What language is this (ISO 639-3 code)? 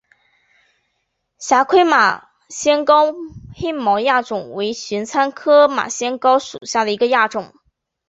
zho